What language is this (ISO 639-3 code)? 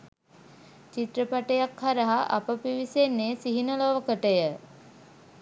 sin